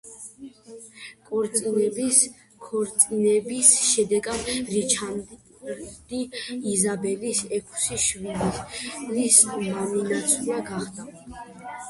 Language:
Georgian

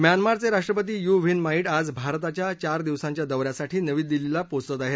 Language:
Marathi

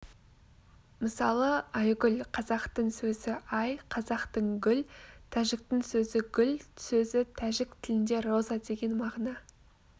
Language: Kazakh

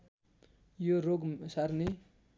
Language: Nepali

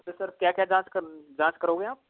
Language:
Hindi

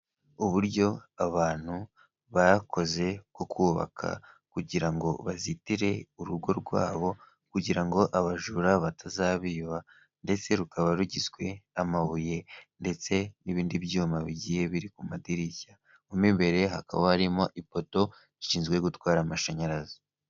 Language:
Kinyarwanda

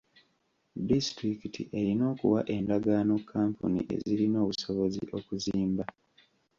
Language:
Ganda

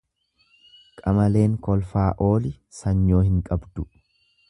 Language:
Oromo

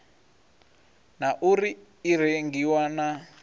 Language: Venda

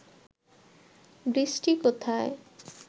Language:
Bangla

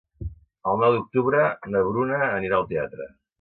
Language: Catalan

